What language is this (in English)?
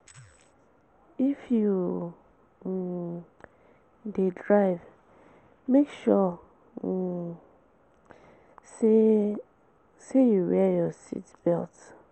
Nigerian Pidgin